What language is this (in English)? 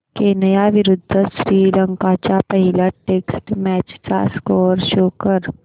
Marathi